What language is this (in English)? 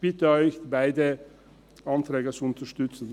Swiss German